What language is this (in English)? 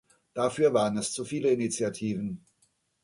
German